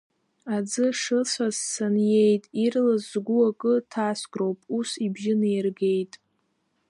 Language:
Abkhazian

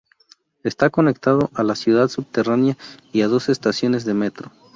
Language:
Spanish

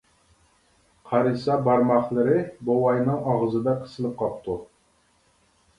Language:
Uyghur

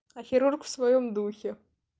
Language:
Russian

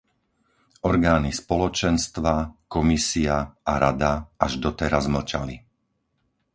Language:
Slovak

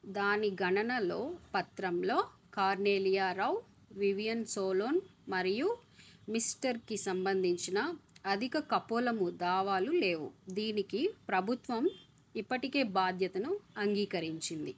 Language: Telugu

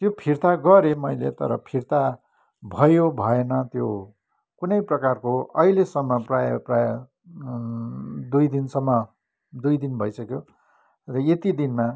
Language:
Nepali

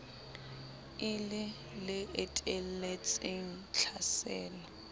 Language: Southern Sotho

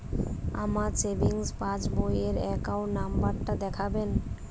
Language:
Bangla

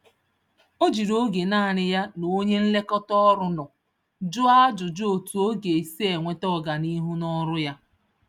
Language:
Igbo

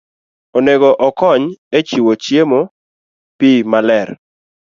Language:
Luo (Kenya and Tanzania)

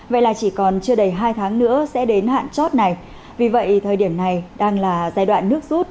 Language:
Vietnamese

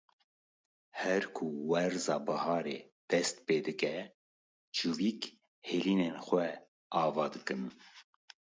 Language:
Kurdish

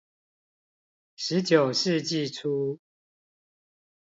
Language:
Chinese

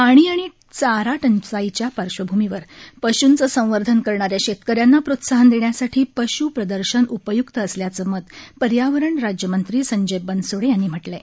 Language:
Marathi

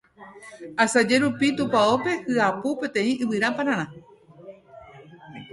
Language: Guarani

